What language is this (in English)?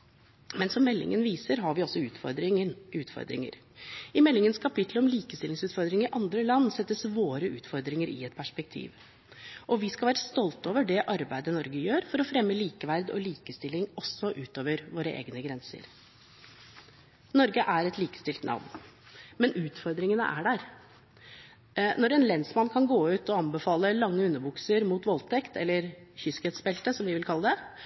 Norwegian Bokmål